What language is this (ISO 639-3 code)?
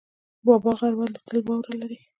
pus